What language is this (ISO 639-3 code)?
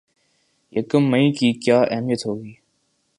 urd